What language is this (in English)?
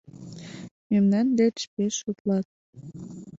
Mari